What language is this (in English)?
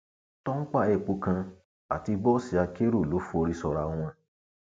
Yoruba